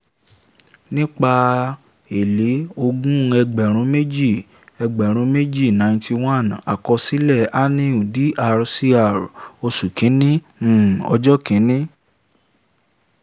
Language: Yoruba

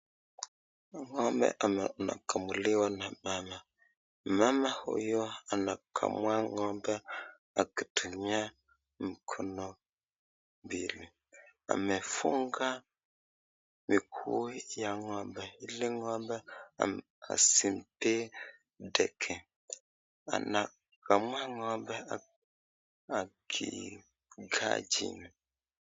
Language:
Swahili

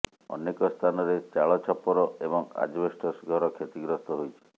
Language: Odia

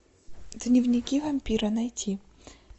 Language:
Russian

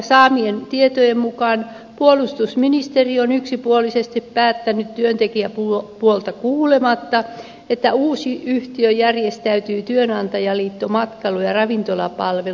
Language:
Finnish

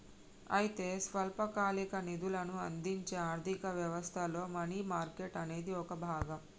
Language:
Telugu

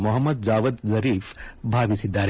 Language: Kannada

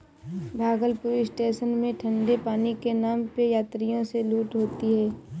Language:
Hindi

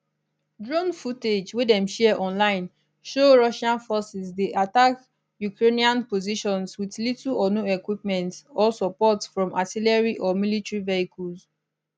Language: Nigerian Pidgin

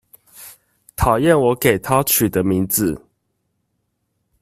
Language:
Chinese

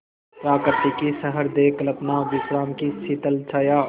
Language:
Hindi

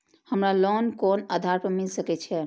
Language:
Maithili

